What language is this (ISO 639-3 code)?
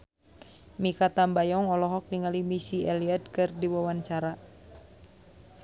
sun